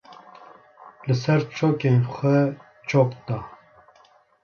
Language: Kurdish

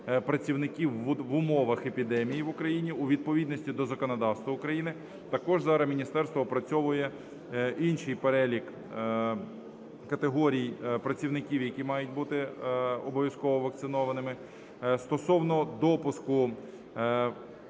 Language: Ukrainian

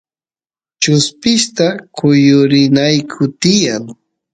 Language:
Santiago del Estero Quichua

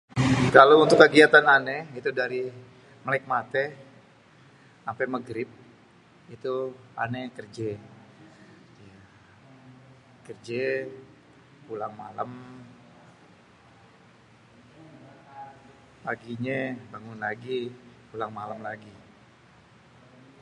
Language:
Betawi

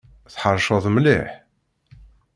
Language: Kabyle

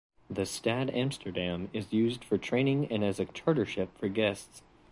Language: English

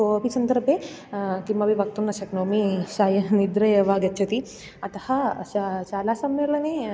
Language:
Sanskrit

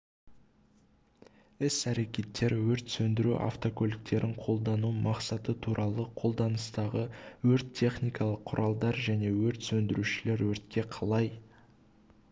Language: Kazakh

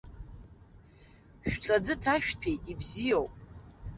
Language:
Abkhazian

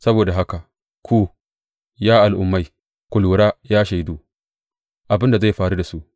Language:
Hausa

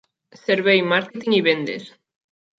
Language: Catalan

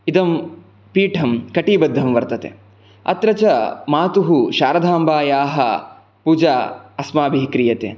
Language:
Sanskrit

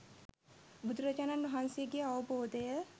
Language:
Sinhala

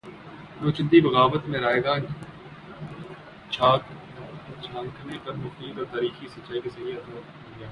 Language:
Urdu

